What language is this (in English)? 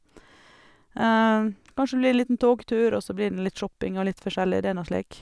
Norwegian